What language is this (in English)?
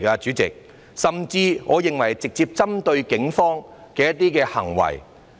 Cantonese